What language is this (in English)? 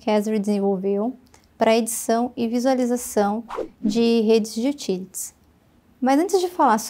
Portuguese